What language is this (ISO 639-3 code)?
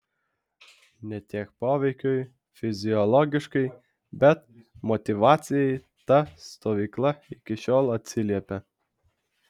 lit